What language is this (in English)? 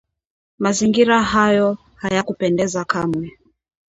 Swahili